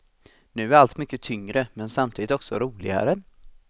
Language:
Swedish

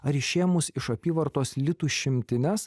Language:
Lithuanian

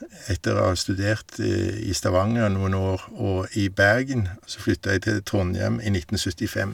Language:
Norwegian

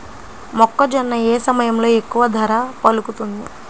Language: Telugu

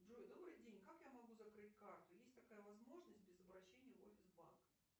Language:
Russian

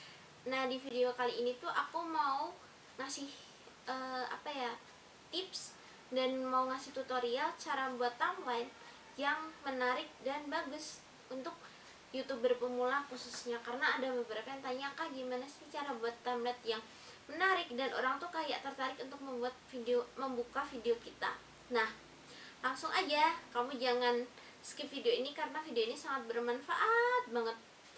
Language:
Indonesian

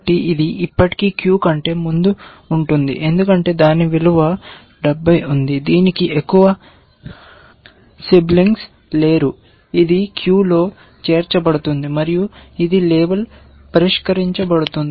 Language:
Telugu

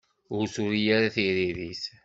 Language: Kabyle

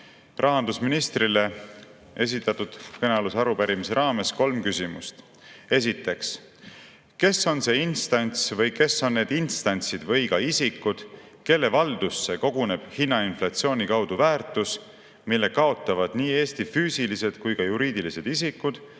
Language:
Estonian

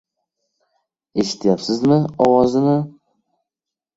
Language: Uzbek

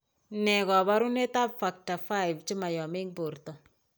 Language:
Kalenjin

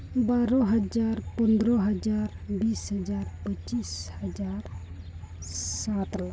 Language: Santali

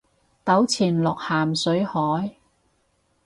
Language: Cantonese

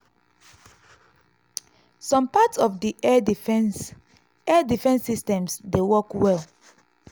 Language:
Nigerian Pidgin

